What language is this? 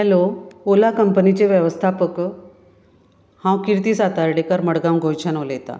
Konkani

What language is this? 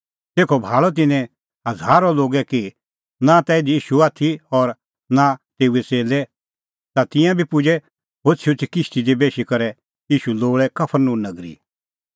Kullu Pahari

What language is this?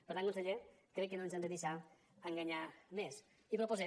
Catalan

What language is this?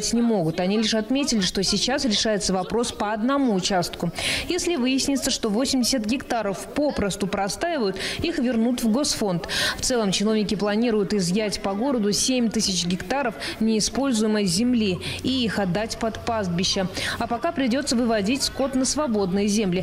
Russian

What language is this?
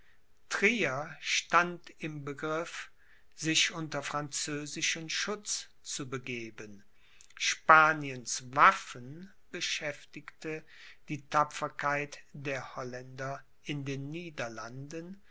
German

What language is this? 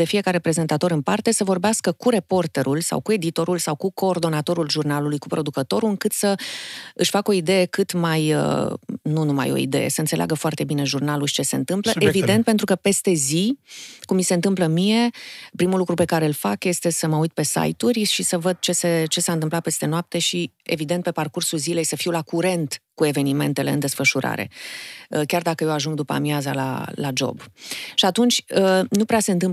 Romanian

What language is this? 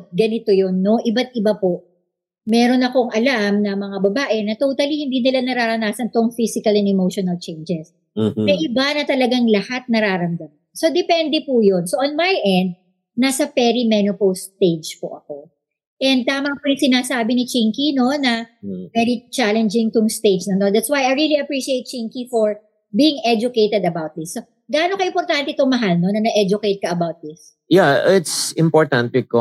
Filipino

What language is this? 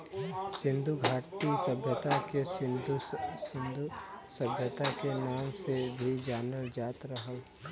Bhojpuri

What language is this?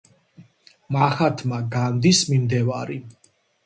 Georgian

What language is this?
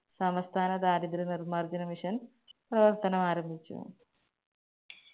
Malayalam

